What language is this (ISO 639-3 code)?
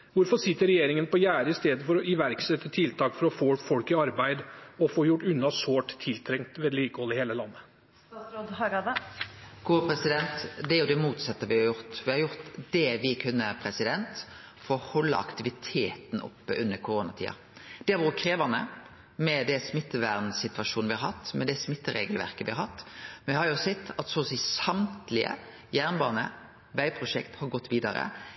nor